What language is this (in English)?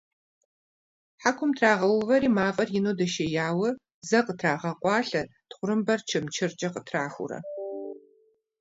Kabardian